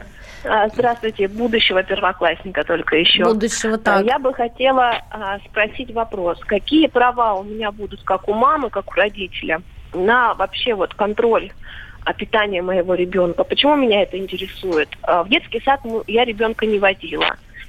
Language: Russian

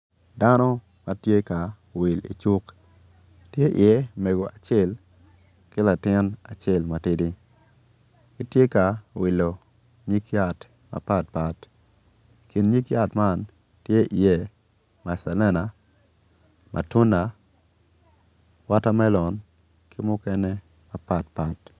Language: Acoli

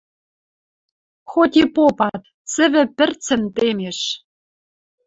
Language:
Western Mari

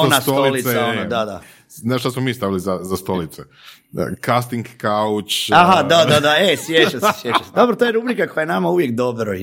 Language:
Croatian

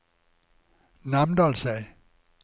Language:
Norwegian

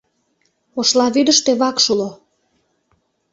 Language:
Mari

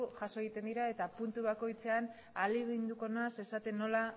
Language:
Basque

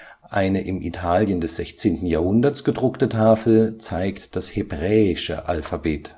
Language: German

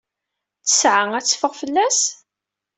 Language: Kabyle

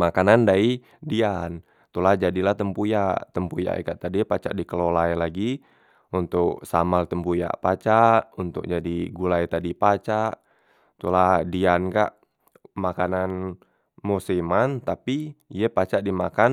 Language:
Musi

